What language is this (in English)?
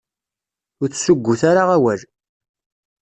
Kabyle